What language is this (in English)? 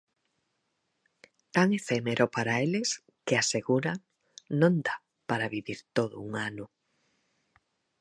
Galician